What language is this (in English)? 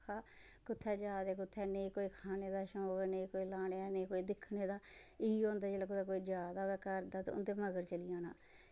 Dogri